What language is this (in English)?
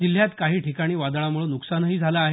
Marathi